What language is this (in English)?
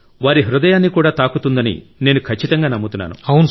Telugu